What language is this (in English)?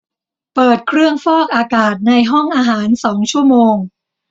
Thai